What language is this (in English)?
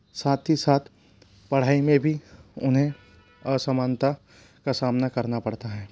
Hindi